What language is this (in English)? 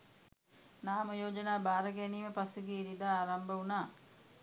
Sinhala